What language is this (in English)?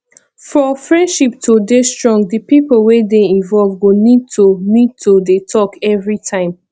Nigerian Pidgin